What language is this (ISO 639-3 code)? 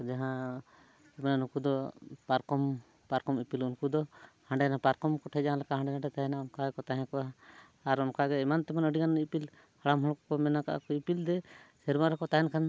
sat